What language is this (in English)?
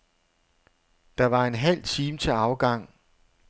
Danish